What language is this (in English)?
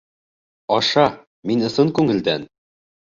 Bashkir